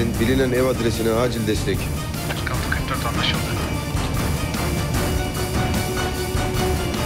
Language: Turkish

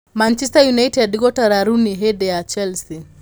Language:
Kikuyu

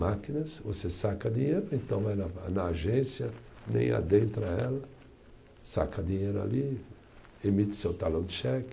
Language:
Portuguese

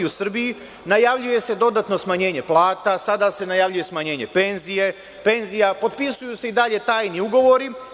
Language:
Serbian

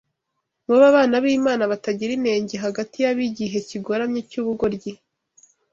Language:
Kinyarwanda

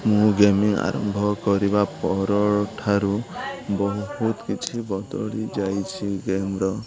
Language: Odia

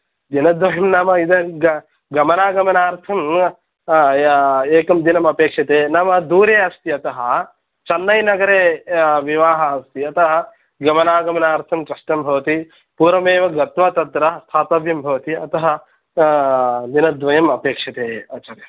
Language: Sanskrit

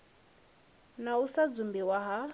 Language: Venda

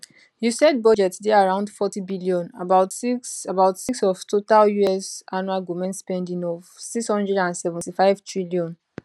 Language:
Nigerian Pidgin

